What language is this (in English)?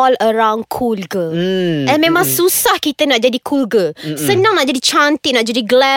Malay